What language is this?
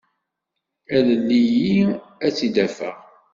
Kabyle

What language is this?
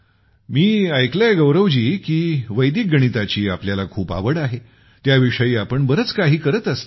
Marathi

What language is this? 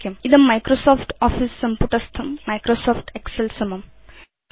Sanskrit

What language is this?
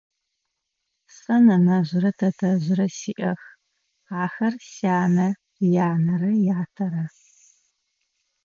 Adyghe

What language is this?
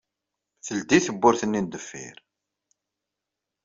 Kabyle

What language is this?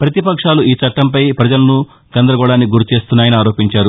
Telugu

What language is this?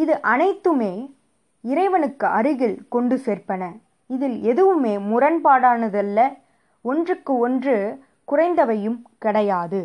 Tamil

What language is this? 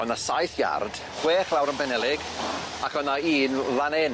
Welsh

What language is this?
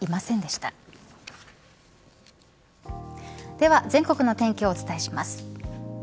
Japanese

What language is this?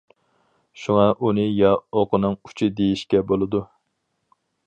Uyghur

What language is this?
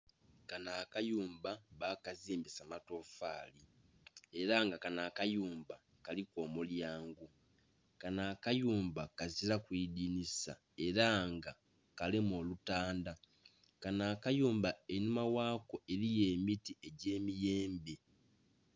Soga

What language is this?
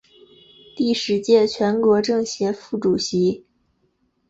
Chinese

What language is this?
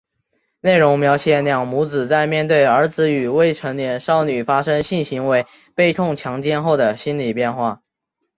Chinese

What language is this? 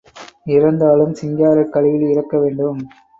Tamil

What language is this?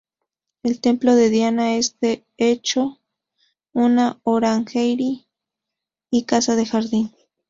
Spanish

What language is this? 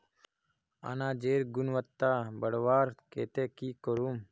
Magahi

